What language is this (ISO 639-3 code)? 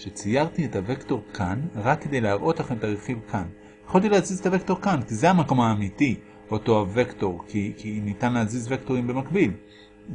heb